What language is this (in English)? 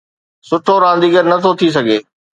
Sindhi